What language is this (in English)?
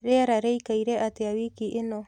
Kikuyu